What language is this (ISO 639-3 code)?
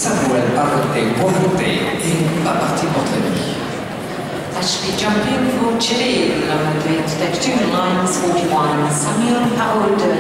pol